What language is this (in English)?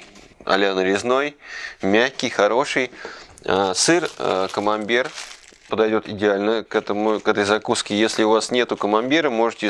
Russian